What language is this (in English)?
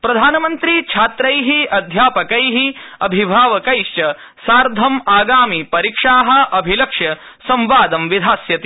Sanskrit